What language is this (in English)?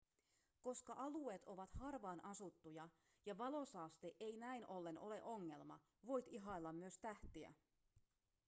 Finnish